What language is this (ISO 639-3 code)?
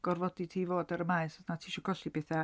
cym